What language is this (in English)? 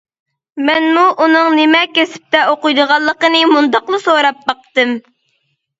Uyghur